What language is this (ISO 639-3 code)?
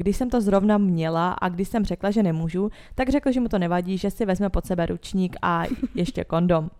ces